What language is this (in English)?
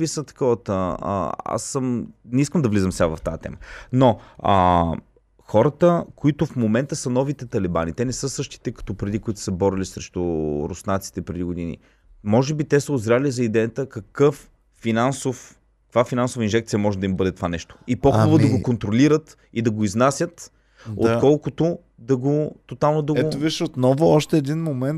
Bulgarian